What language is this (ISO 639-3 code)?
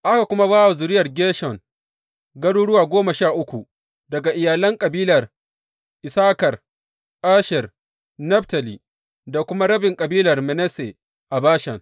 hau